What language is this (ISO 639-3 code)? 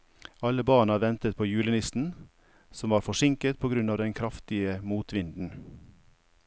nor